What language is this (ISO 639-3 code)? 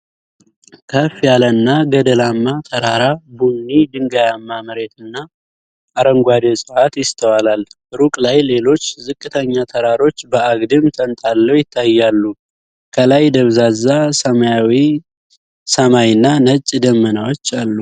amh